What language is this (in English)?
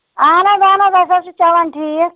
Kashmiri